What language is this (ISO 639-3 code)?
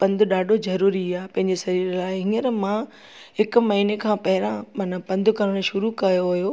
snd